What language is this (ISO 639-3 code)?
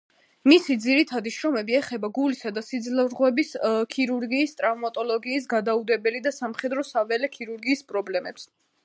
kat